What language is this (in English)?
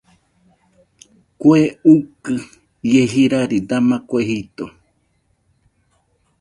Nüpode Huitoto